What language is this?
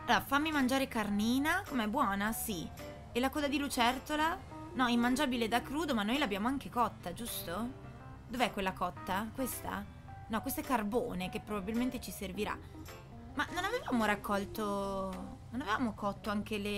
Italian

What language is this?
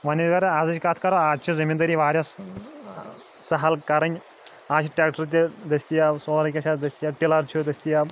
Kashmiri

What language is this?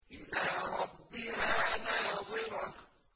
Arabic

